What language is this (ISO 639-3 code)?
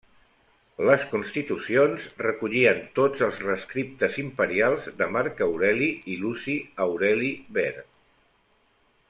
cat